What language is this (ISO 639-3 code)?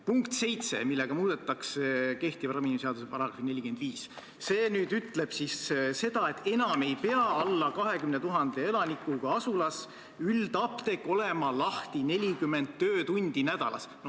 est